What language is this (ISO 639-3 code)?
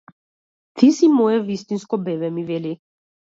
mkd